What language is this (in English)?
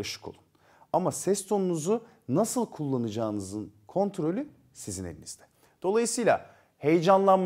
Turkish